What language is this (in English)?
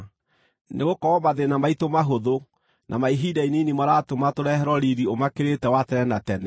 Kikuyu